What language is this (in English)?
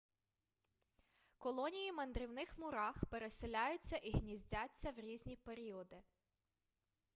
Ukrainian